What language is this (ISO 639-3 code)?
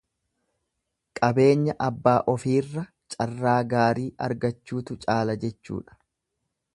orm